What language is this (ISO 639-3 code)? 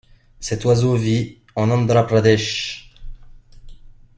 fra